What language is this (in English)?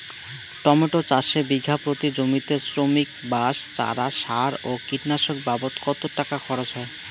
Bangla